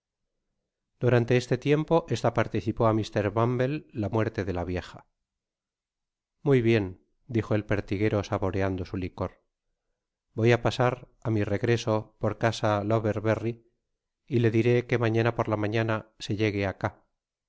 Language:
Spanish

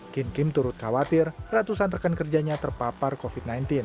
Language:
Indonesian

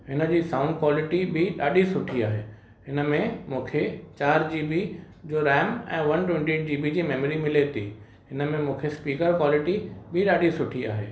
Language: Sindhi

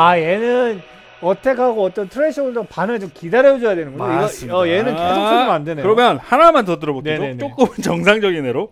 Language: Korean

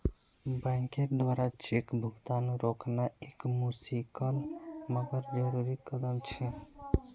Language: Magahi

